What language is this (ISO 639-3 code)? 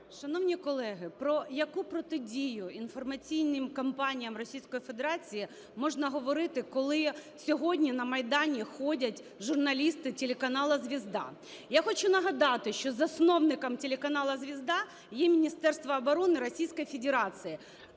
ukr